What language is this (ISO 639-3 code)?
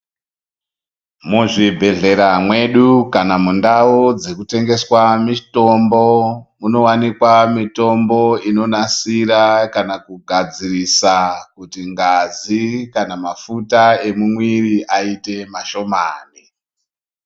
ndc